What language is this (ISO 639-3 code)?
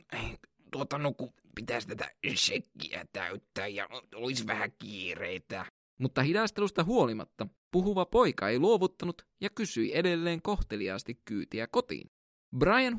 fin